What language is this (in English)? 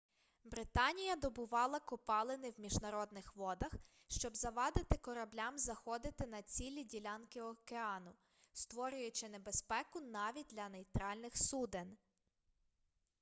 Ukrainian